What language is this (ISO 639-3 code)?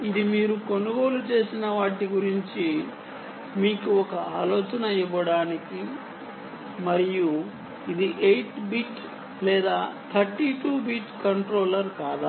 tel